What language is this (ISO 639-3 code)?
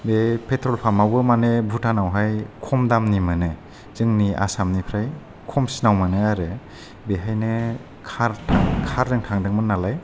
brx